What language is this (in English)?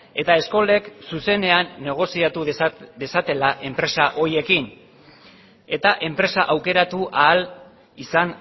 Basque